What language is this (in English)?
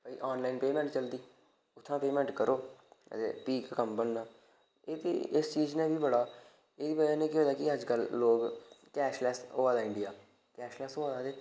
Dogri